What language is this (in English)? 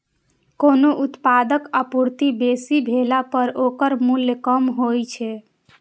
Maithili